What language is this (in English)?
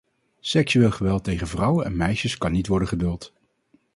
Dutch